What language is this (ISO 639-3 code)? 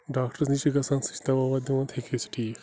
kas